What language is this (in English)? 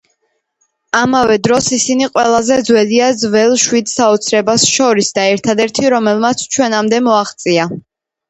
Georgian